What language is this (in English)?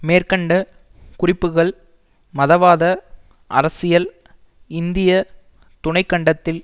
Tamil